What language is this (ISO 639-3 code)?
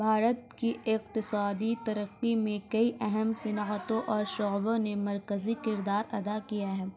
urd